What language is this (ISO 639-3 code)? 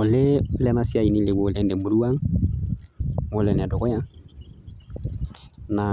mas